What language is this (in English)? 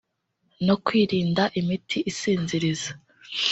Kinyarwanda